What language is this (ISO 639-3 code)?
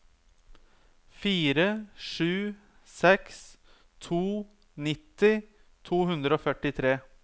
nor